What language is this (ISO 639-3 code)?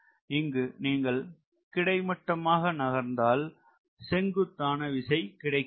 tam